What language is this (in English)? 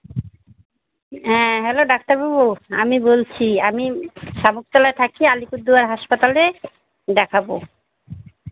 Bangla